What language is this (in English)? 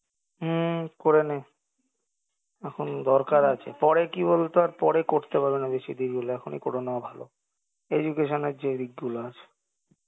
Bangla